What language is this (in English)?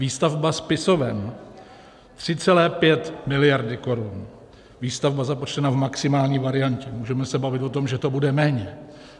Czech